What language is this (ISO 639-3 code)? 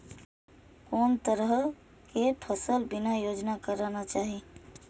mai